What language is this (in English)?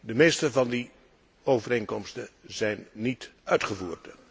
Dutch